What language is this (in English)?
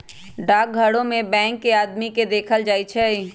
Magahi